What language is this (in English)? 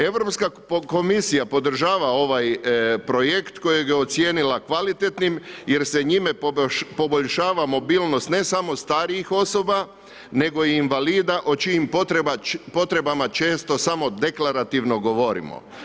Croatian